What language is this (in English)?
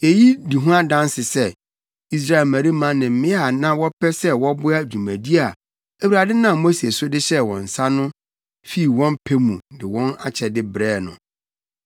Akan